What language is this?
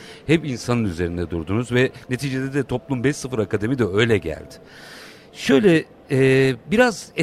Turkish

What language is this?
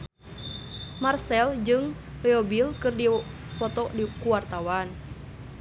Sundanese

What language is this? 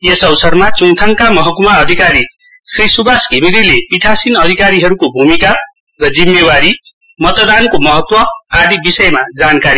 Nepali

